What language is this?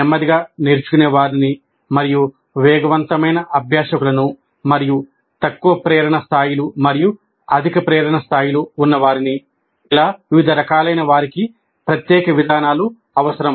Telugu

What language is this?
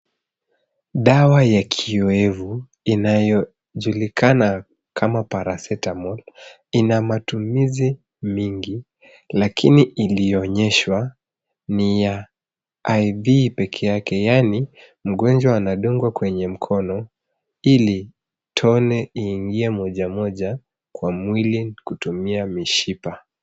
Swahili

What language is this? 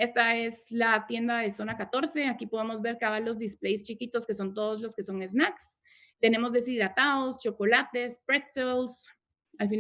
Spanish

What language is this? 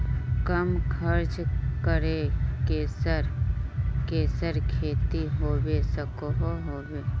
Magahi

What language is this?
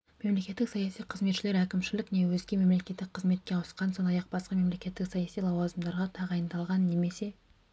Kazakh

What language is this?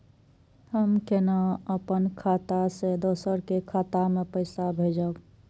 Maithili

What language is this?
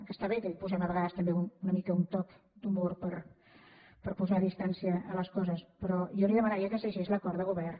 Catalan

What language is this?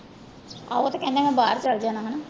Punjabi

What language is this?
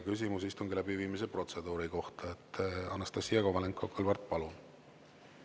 Estonian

